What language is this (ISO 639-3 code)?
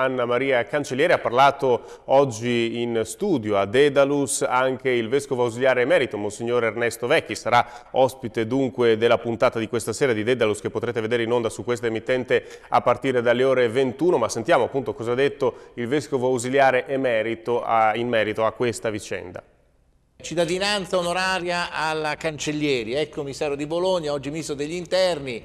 ita